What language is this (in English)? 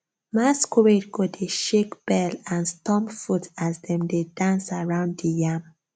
Nigerian Pidgin